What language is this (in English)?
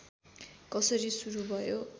Nepali